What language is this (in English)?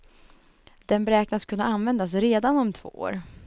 Swedish